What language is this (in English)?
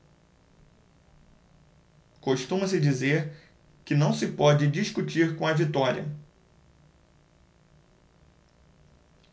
Portuguese